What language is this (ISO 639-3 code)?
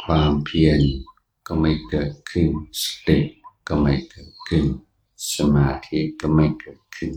tha